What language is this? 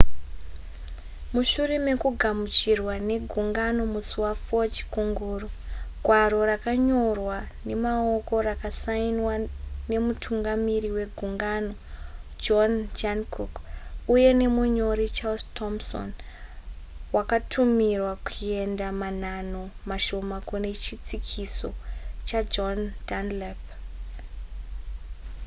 Shona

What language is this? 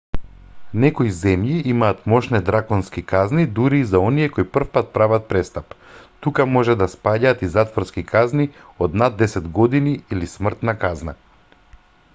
Macedonian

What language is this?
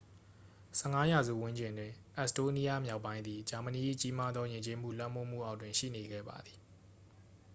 Burmese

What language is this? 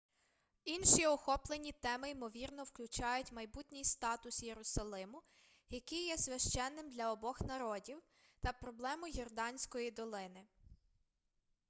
Ukrainian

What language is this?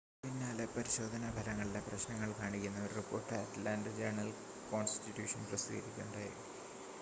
Malayalam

